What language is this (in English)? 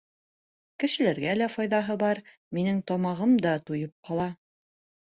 Bashkir